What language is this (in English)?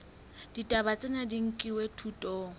Southern Sotho